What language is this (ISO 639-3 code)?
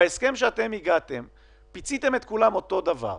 heb